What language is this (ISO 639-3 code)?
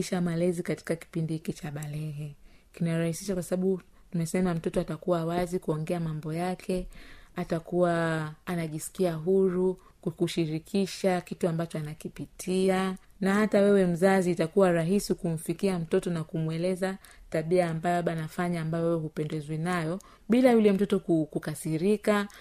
swa